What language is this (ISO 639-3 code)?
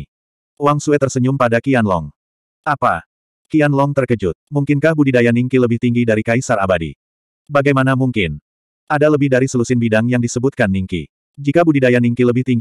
ind